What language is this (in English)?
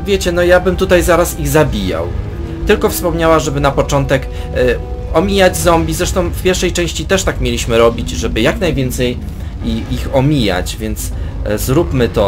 Polish